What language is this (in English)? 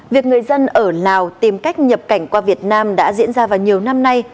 Vietnamese